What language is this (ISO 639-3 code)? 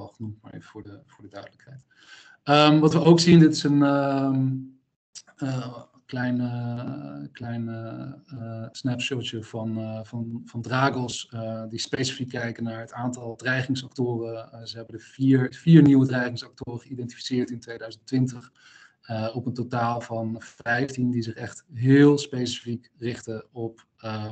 nld